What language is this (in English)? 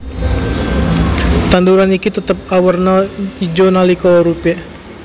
Javanese